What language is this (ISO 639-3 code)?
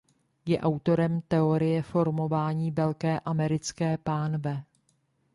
ces